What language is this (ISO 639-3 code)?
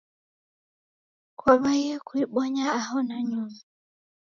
dav